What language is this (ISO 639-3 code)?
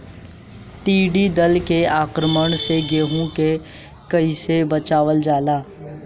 bho